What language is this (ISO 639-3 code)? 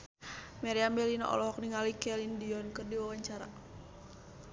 sun